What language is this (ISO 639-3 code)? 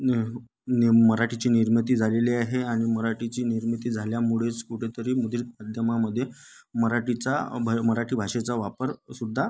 mar